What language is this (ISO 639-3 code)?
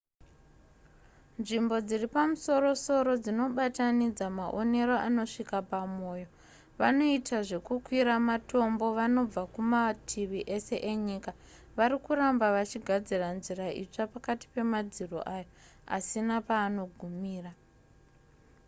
sna